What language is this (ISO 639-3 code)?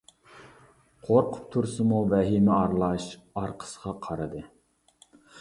uig